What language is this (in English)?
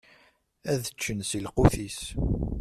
Kabyle